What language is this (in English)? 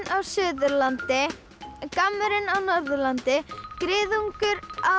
Icelandic